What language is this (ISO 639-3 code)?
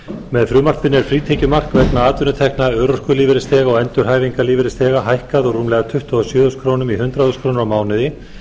isl